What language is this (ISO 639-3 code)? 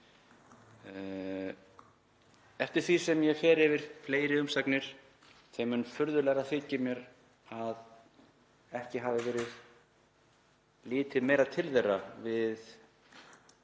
isl